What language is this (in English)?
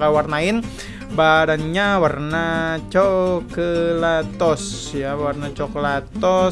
Indonesian